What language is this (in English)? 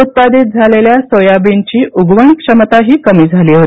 Marathi